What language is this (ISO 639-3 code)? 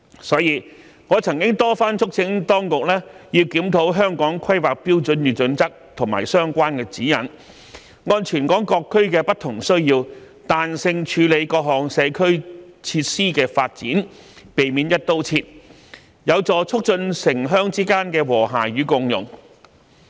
yue